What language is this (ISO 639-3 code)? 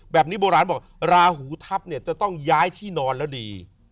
tha